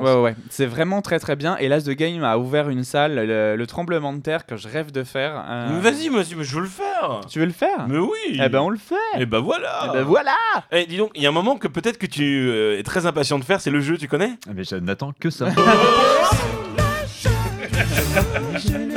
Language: French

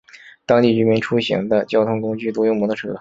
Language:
Chinese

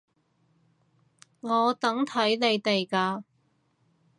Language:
Cantonese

